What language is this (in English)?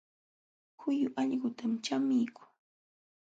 Jauja Wanca Quechua